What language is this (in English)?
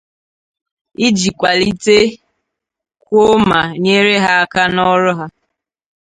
Igbo